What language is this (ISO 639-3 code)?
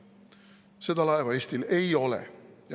est